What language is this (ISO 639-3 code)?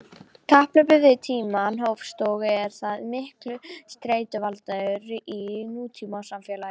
isl